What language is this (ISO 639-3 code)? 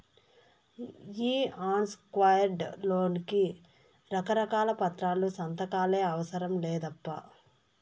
tel